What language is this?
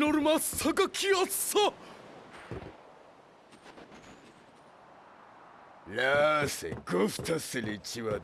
Japanese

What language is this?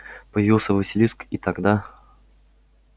Russian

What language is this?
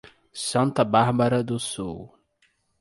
Portuguese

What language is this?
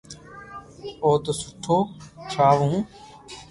Loarki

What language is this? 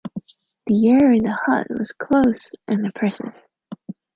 English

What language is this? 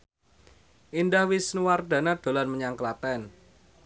Javanese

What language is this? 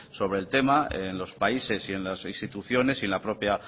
Spanish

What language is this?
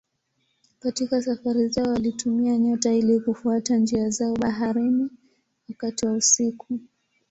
Swahili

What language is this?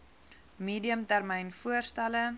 Afrikaans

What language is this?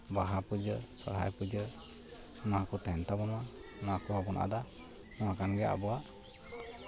Santali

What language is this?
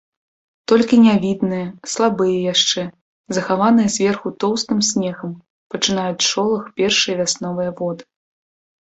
Belarusian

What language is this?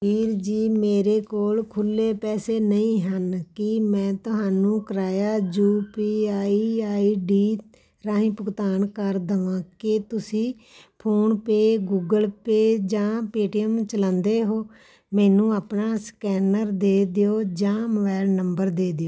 Punjabi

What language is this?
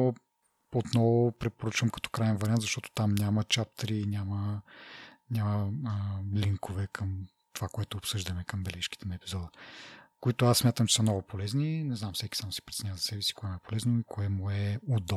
Bulgarian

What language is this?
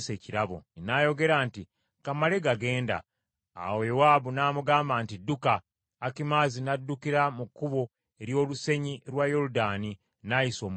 Ganda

